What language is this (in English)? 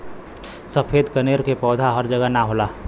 Bhojpuri